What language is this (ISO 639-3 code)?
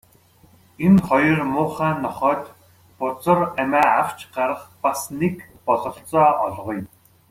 mon